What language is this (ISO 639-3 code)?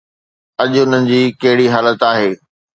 snd